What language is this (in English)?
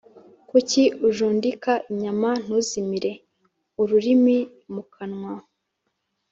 Kinyarwanda